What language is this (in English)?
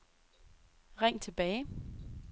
Danish